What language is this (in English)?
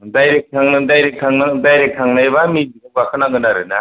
Bodo